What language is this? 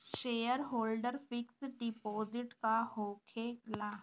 Bhojpuri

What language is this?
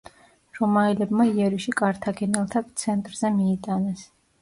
Georgian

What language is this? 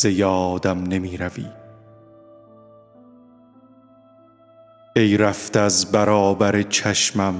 Persian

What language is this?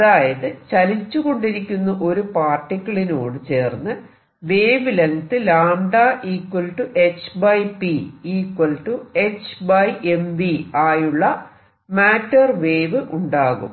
Malayalam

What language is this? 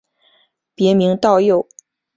Chinese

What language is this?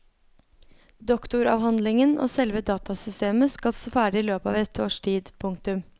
Norwegian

